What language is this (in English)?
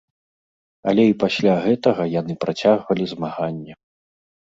Belarusian